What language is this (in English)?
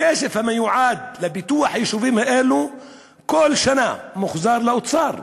Hebrew